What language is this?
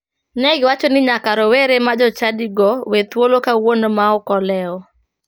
Luo (Kenya and Tanzania)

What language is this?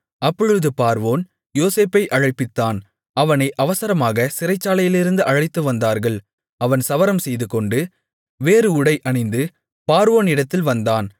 Tamil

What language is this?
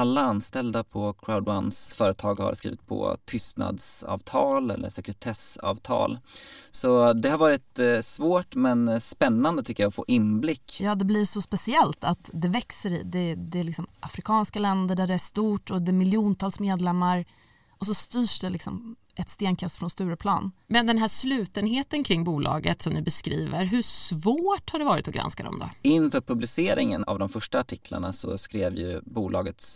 Swedish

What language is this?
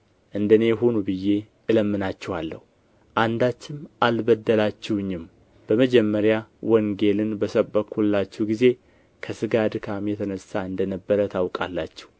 Amharic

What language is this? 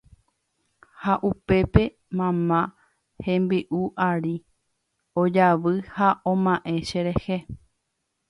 Guarani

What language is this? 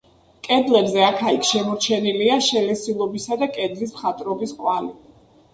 Georgian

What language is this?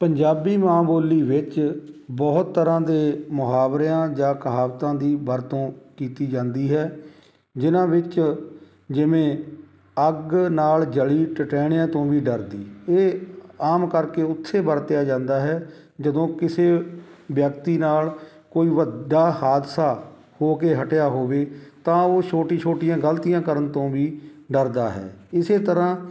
Punjabi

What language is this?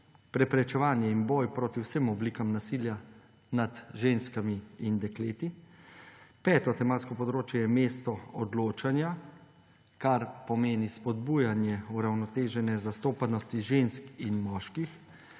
Slovenian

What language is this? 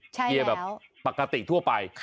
Thai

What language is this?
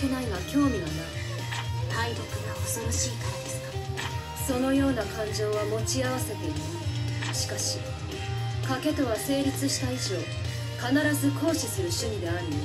Japanese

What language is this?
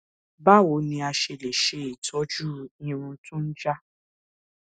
Yoruba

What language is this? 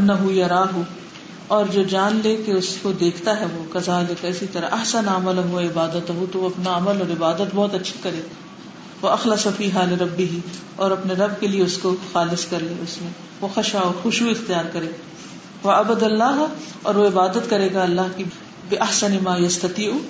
Urdu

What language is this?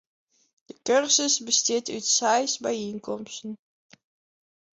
Western Frisian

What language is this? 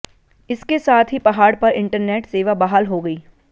Hindi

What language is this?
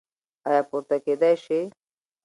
Pashto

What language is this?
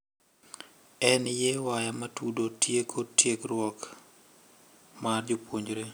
Luo (Kenya and Tanzania)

